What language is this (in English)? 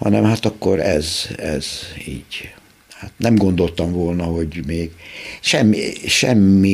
Hungarian